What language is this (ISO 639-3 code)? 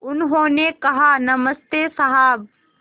hin